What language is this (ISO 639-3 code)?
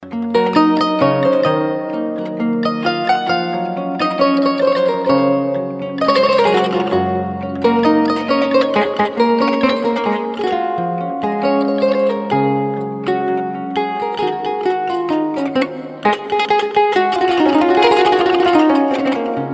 ful